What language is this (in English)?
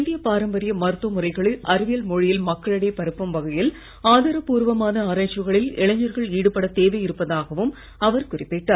Tamil